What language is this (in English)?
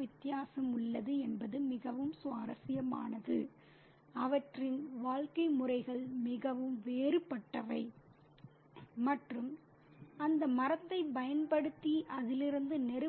Tamil